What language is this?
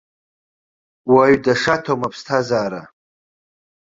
Abkhazian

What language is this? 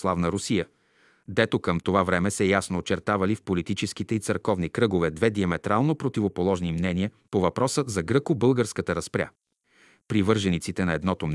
Bulgarian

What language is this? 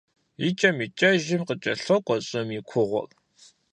Kabardian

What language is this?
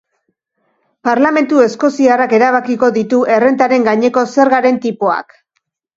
Basque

